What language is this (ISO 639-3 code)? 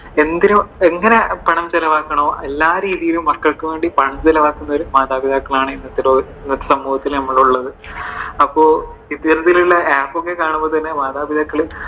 mal